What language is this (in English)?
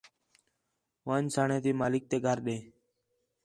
Khetrani